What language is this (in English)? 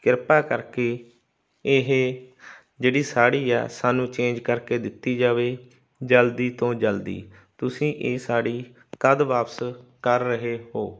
Punjabi